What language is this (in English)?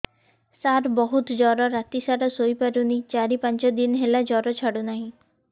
Odia